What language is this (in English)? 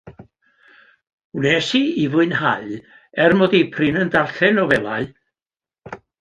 Welsh